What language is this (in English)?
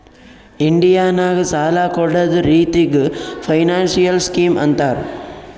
Kannada